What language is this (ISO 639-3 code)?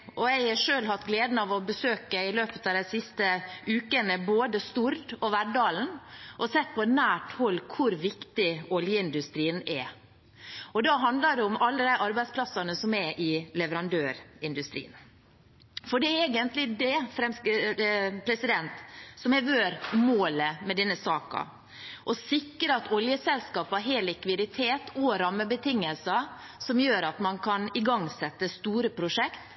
nob